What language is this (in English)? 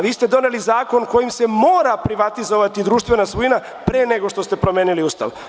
Serbian